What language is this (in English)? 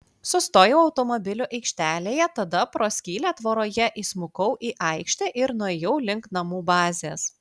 Lithuanian